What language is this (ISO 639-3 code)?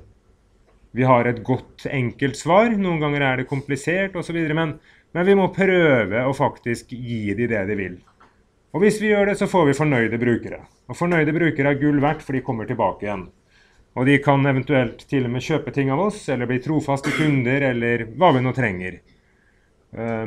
nor